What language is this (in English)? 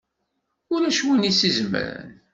Kabyle